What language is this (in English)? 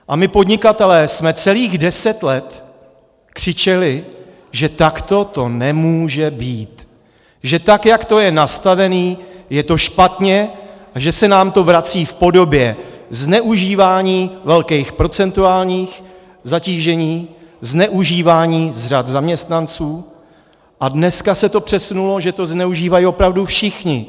Czech